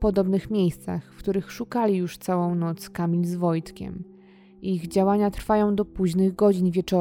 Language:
Polish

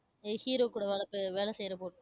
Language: Tamil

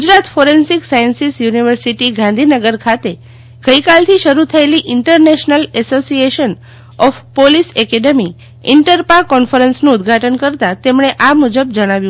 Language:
Gujarati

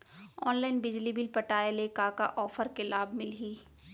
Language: Chhattisgarhi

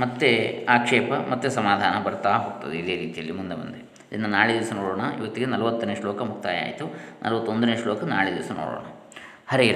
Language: Kannada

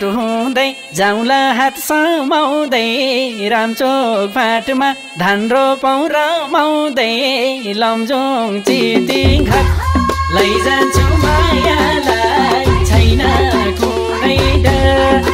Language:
Thai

